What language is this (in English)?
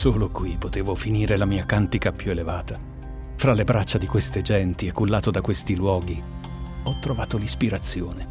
Italian